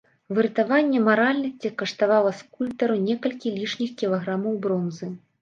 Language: Belarusian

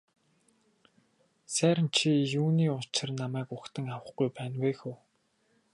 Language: Mongolian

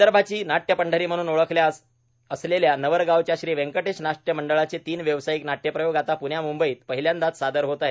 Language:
Marathi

